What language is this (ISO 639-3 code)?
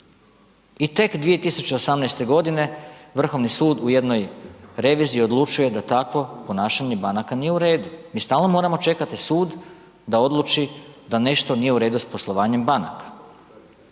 hrv